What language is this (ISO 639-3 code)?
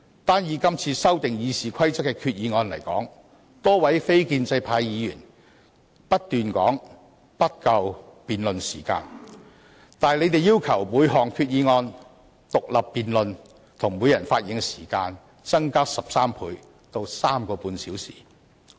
yue